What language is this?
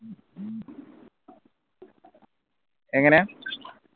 Malayalam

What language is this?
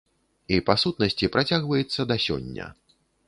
Belarusian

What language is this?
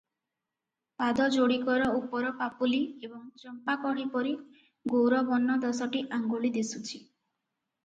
Odia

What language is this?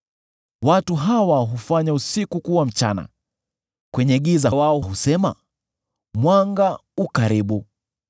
Swahili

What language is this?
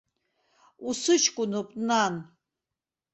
Abkhazian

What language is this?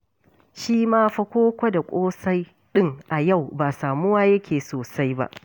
Hausa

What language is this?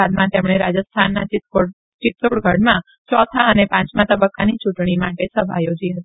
Gujarati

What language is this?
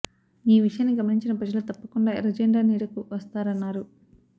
Telugu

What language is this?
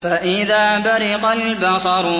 Arabic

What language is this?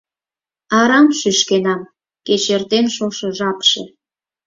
Mari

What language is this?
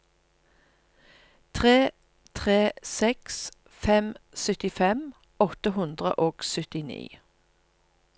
Norwegian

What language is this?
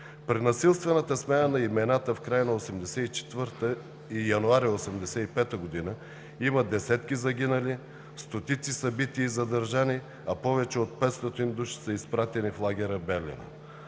Bulgarian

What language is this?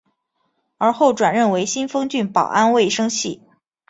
Chinese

